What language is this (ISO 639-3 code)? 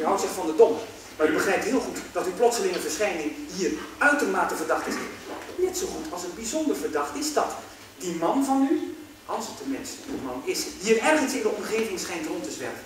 nld